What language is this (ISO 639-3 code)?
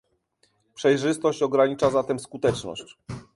pol